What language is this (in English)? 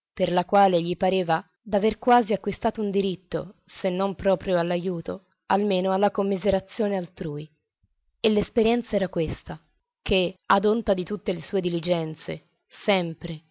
Italian